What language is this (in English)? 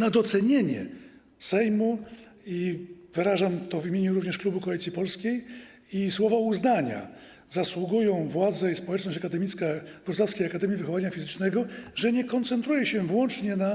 Polish